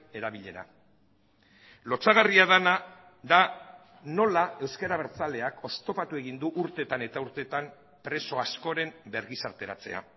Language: Basque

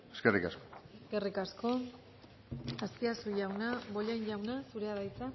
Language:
Basque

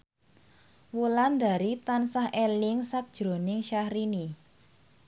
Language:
Javanese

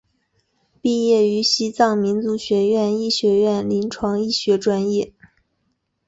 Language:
Chinese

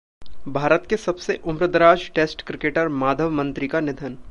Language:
Hindi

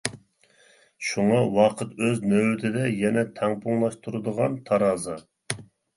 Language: Uyghur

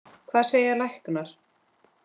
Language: Icelandic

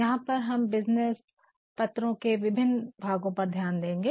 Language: Hindi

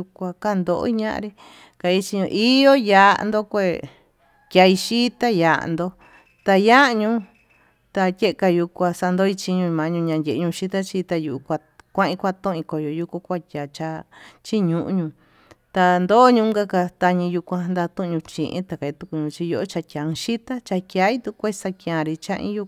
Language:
Tututepec Mixtec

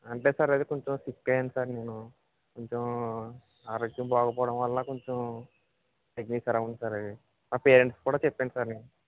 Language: Telugu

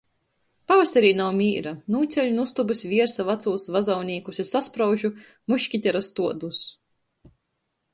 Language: Latgalian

